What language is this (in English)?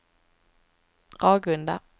Swedish